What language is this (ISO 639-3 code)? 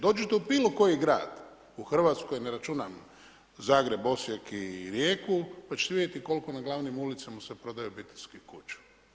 hrv